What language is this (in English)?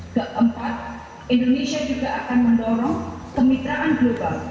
Indonesian